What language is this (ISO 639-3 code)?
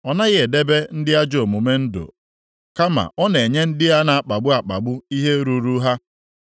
ibo